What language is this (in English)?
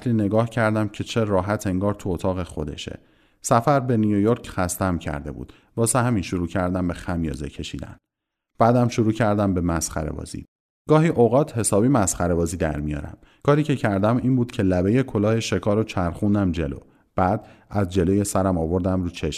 Persian